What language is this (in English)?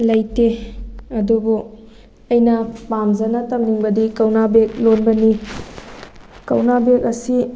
Manipuri